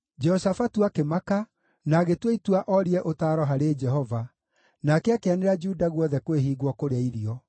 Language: Kikuyu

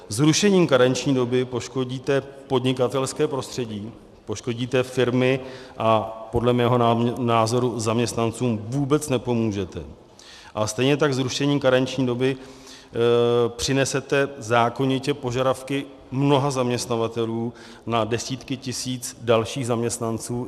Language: Czech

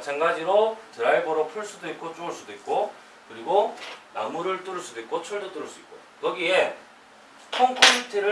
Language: Korean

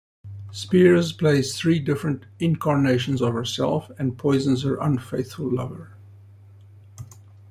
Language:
English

